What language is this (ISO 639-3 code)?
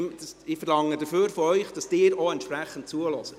gsw